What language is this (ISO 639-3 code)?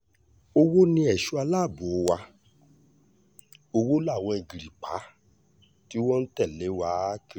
yor